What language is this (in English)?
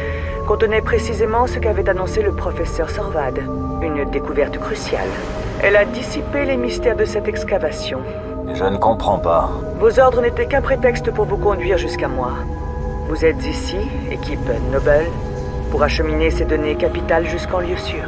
French